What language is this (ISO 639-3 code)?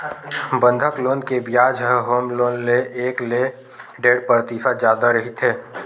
hne